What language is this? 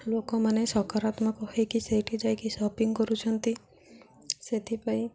Odia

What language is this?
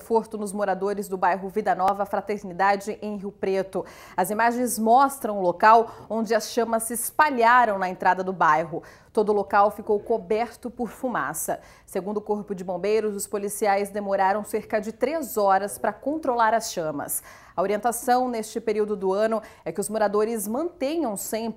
Portuguese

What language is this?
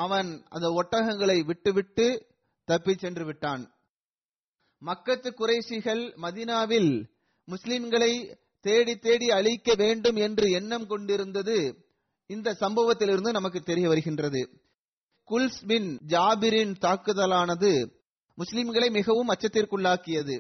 Tamil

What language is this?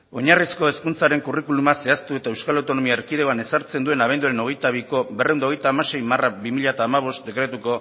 Basque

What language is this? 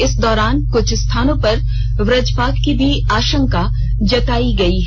Hindi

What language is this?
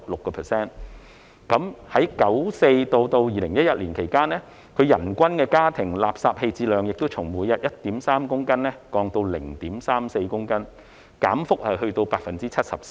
Cantonese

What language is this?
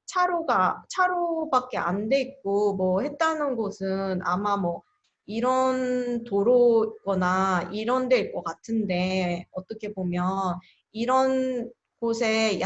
Korean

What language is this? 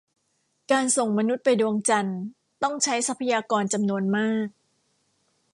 Thai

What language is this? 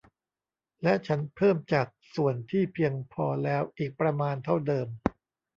Thai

